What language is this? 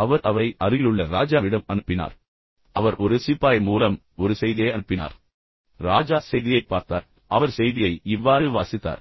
Tamil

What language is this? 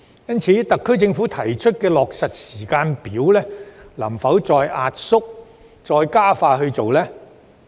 Cantonese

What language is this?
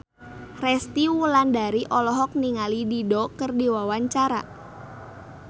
Sundanese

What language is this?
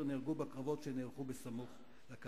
Hebrew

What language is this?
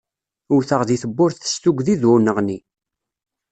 Kabyle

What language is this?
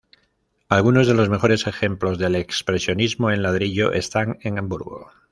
Spanish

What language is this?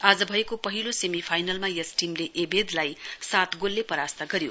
Nepali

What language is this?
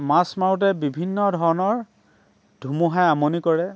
Assamese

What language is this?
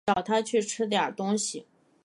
Chinese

